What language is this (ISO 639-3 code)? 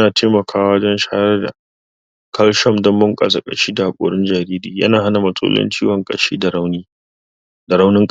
hau